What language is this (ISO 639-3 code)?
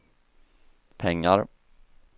swe